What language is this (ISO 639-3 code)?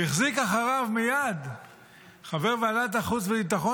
heb